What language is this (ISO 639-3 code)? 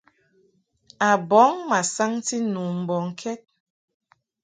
mhk